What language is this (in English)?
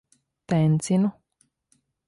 Latvian